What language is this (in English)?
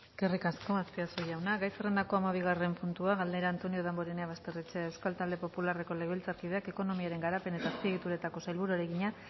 Basque